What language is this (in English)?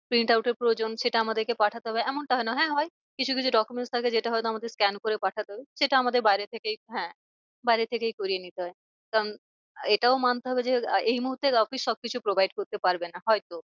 Bangla